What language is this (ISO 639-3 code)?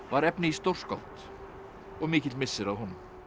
isl